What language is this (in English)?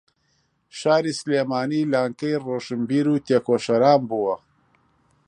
Central Kurdish